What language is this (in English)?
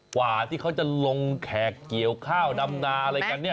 Thai